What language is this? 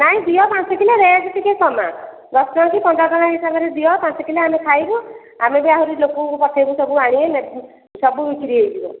Odia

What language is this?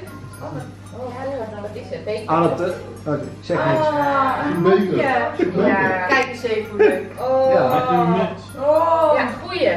Dutch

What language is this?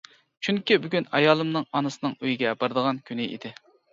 Uyghur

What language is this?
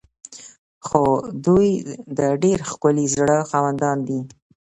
Pashto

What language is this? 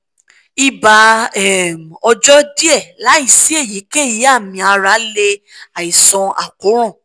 Yoruba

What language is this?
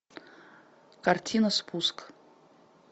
Russian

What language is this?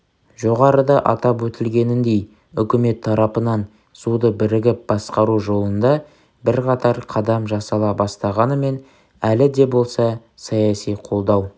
Kazakh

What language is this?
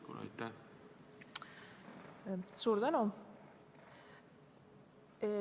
Estonian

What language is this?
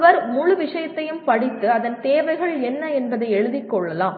Tamil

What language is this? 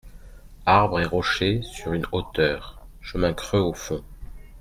French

